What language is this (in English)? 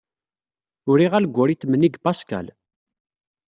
Kabyle